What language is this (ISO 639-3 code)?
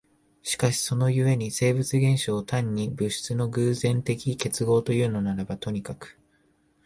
jpn